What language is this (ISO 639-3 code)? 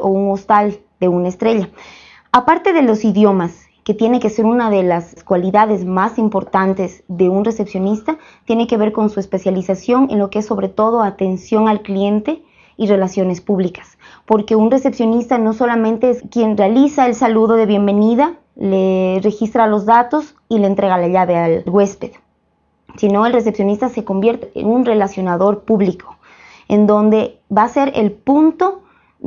spa